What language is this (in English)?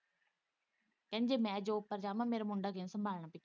Punjabi